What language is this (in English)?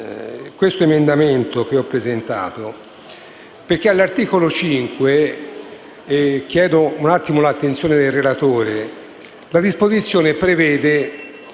Italian